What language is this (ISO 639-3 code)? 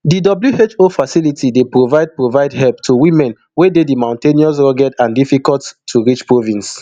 pcm